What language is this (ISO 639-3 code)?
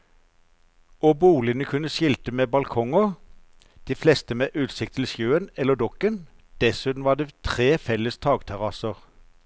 nor